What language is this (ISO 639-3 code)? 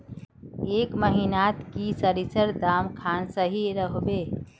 mag